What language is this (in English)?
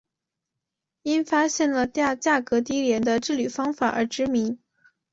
Chinese